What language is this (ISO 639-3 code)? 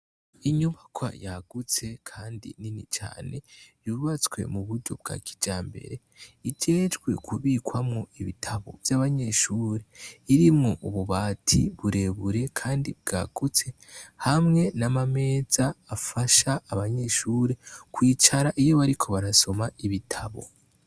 run